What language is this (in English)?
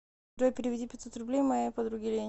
Russian